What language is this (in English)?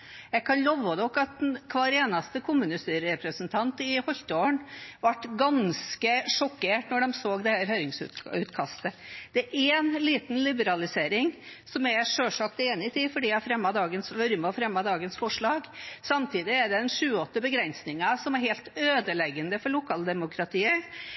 Norwegian Bokmål